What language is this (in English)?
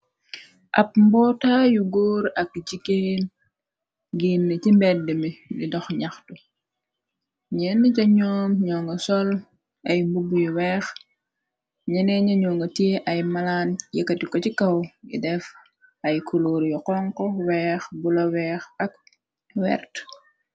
Wolof